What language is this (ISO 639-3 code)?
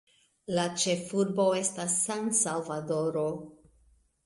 epo